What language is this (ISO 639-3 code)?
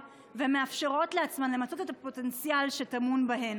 heb